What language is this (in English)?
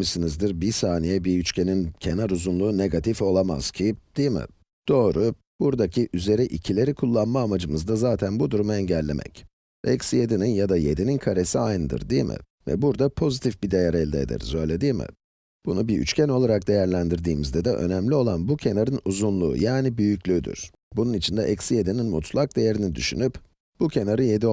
Turkish